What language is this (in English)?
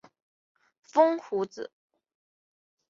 Chinese